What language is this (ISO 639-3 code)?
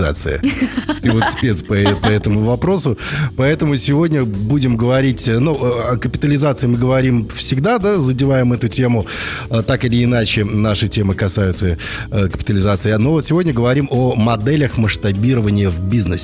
rus